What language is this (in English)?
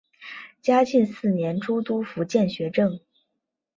Chinese